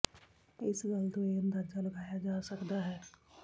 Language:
Punjabi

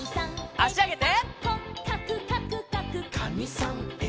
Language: Japanese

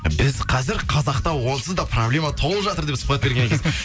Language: Kazakh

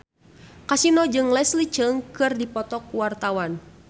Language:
Sundanese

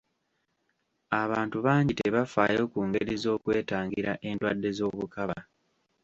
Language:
Ganda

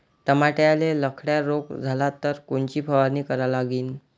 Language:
Marathi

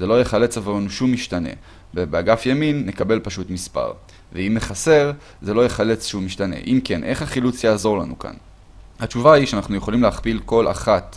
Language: Hebrew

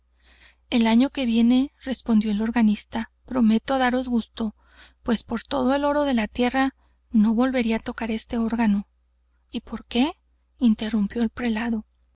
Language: Spanish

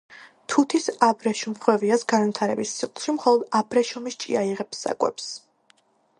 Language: Georgian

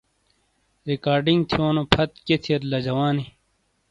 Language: Shina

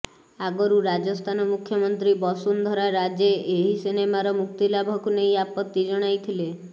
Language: Odia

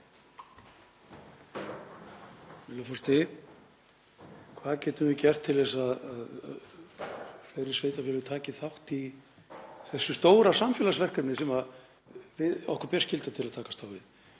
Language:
Icelandic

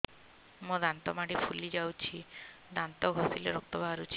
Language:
Odia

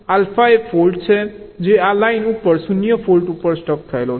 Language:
Gujarati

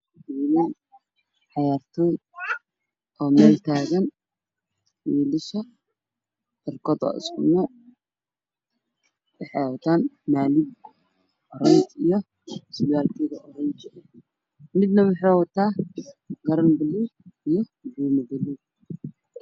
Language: Somali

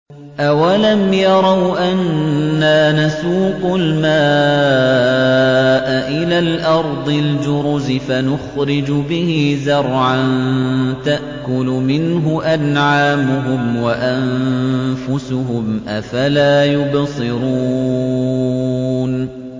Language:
Arabic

